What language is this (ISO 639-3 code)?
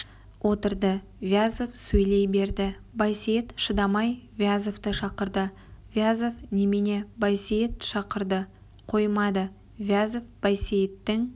kaz